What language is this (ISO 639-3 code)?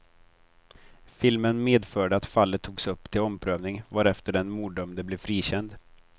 swe